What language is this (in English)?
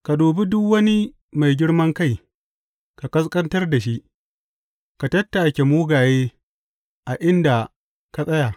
Hausa